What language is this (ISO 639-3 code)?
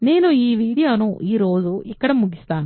tel